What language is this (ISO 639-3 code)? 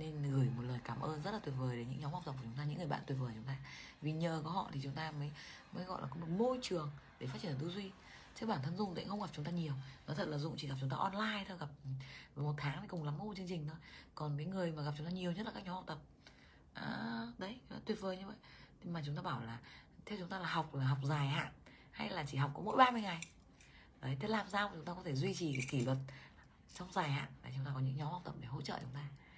vie